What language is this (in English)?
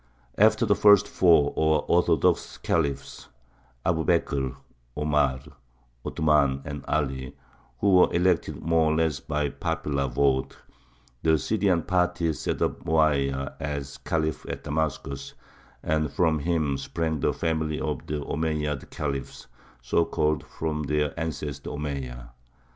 English